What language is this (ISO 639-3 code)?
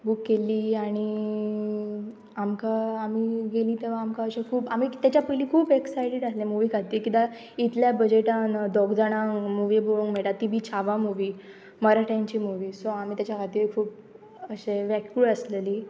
kok